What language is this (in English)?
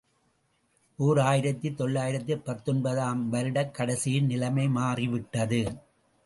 Tamil